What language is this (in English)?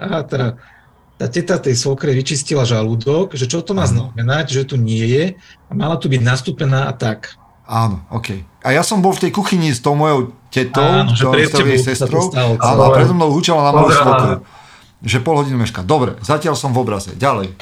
Slovak